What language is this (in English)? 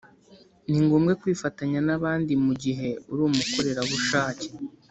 Kinyarwanda